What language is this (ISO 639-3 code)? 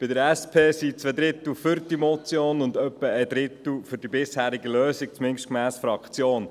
gsw